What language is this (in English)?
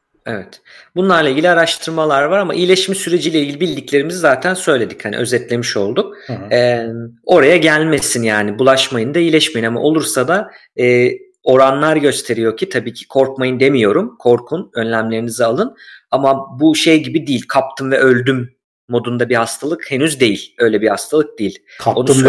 Turkish